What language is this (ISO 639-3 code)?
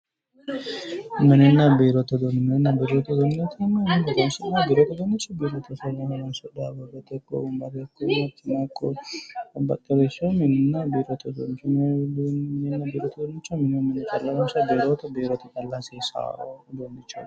sid